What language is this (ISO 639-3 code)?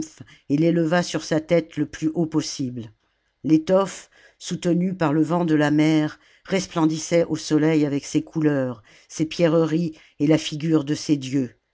fra